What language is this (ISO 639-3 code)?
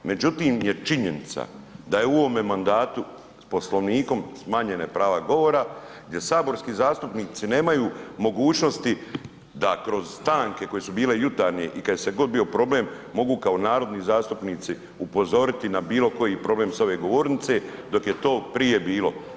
hrv